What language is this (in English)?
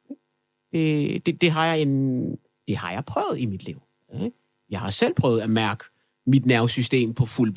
Danish